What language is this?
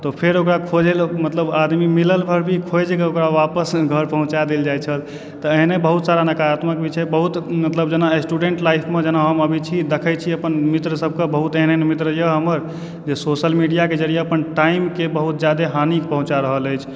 Maithili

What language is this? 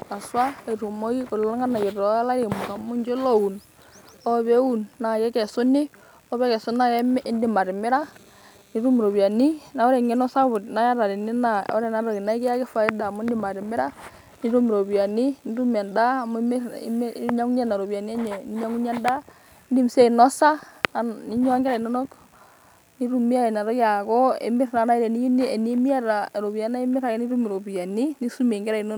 Masai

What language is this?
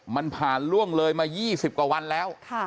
Thai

